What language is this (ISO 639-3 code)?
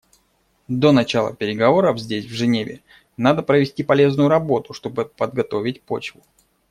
rus